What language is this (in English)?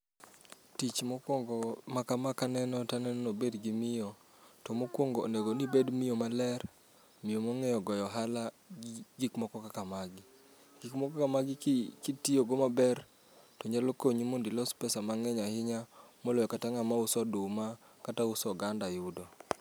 Luo (Kenya and Tanzania)